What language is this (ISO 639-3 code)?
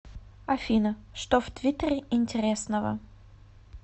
rus